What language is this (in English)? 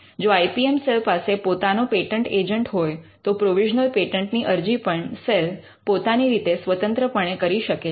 Gujarati